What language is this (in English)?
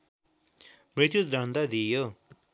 Nepali